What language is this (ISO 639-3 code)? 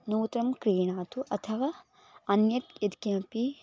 san